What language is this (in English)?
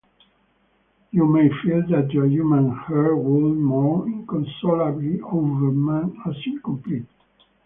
English